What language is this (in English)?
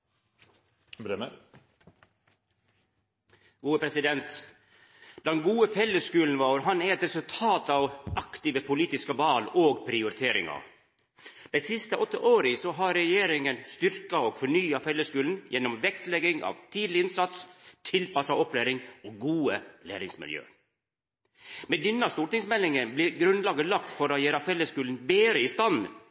Norwegian